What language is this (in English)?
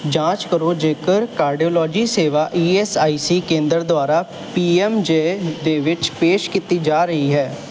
Punjabi